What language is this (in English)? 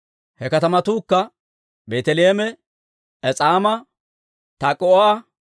Dawro